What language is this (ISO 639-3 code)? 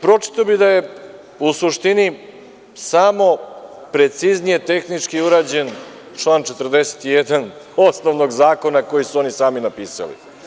srp